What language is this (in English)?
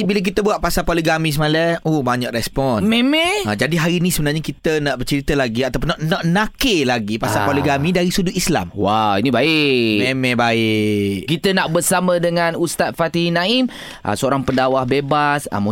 Malay